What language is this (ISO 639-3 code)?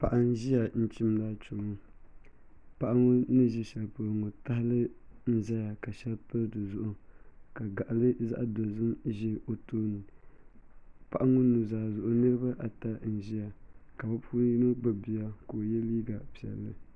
dag